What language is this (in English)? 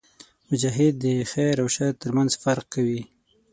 Pashto